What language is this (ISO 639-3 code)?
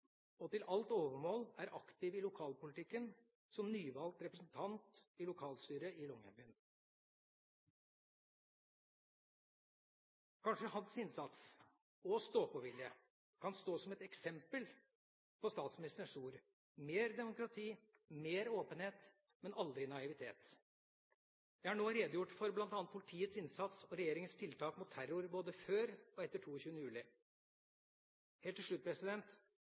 nob